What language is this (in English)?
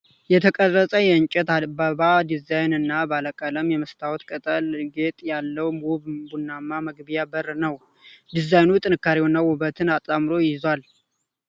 Amharic